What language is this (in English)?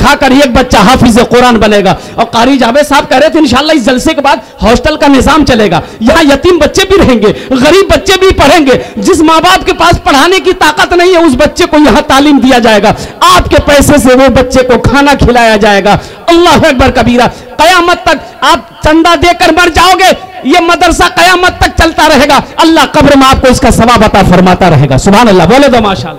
Hindi